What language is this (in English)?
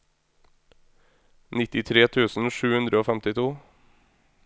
Norwegian